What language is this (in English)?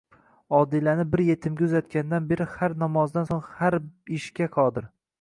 Uzbek